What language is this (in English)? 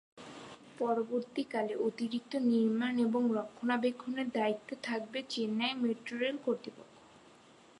Bangla